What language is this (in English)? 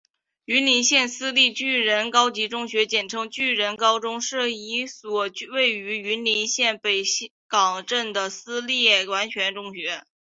Chinese